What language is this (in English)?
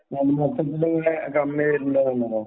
Malayalam